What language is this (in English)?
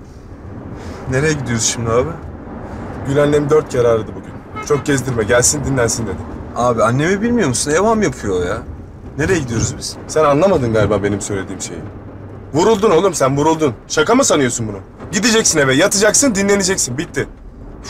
Turkish